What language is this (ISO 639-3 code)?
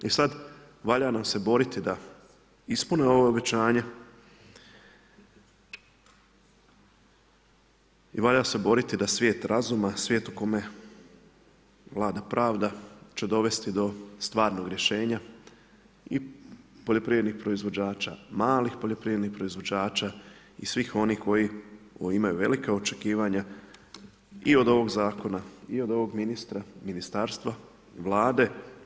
hrv